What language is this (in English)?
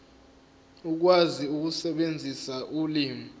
Zulu